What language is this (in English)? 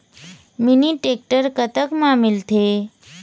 Chhattisgarhi